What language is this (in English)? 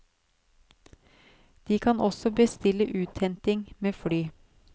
Norwegian